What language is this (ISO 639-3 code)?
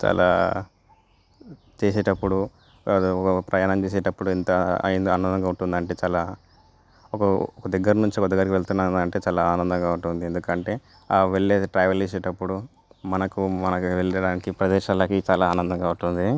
tel